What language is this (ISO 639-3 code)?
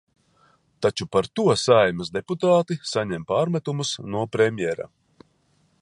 lav